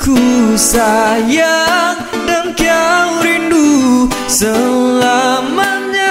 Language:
Malay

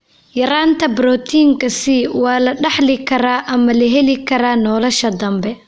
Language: Somali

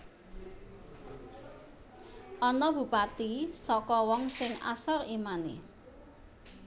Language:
Javanese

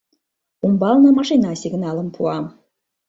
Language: Mari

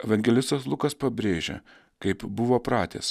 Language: Lithuanian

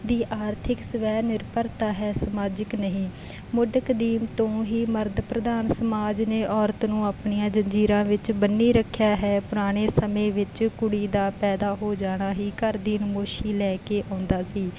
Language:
Punjabi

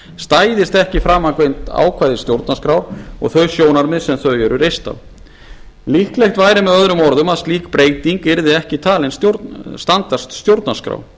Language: Icelandic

